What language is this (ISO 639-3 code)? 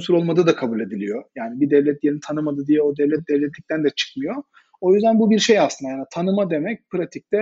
tur